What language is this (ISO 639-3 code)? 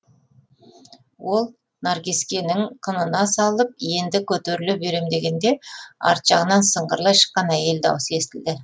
kaz